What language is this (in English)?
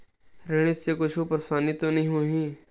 Chhattisgarhi